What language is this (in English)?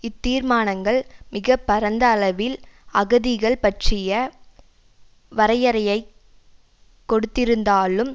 Tamil